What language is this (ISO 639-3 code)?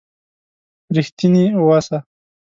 pus